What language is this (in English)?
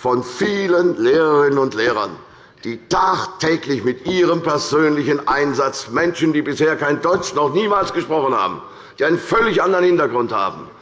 German